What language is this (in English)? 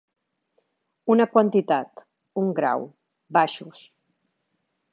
Catalan